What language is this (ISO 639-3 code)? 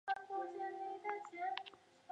zho